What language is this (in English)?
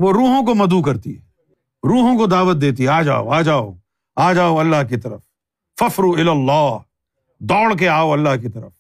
Urdu